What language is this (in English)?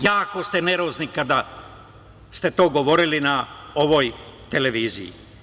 Serbian